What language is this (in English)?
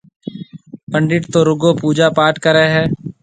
Marwari (Pakistan)